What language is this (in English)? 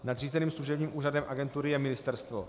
Czech